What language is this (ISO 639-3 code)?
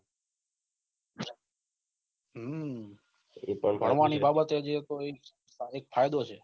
guj